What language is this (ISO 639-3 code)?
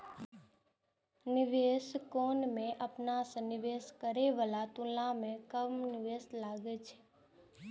mai